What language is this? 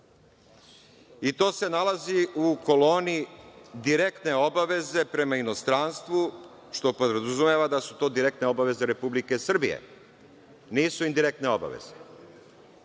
Serbian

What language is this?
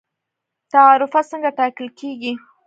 Pashto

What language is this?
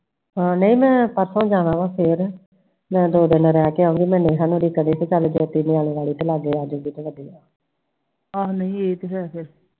Punjabi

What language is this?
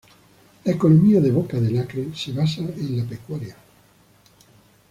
Spanish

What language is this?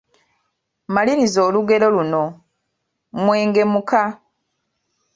Ganda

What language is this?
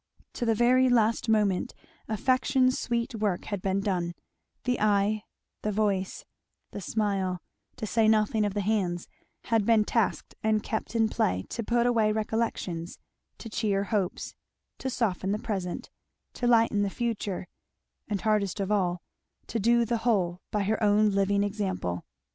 English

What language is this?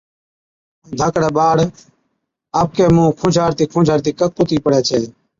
Od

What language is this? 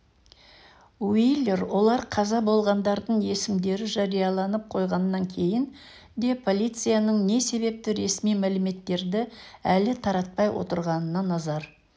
Kazakh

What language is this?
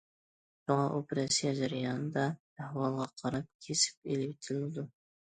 Uyghur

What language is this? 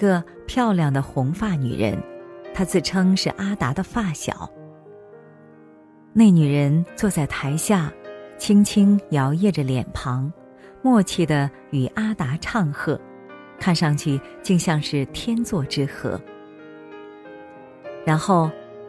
Chinese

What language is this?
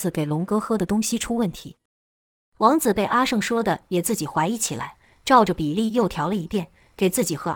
Chinese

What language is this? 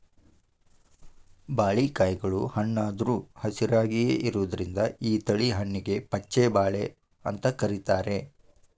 Kannada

